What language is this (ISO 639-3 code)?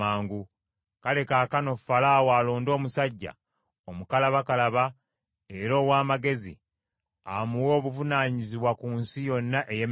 lug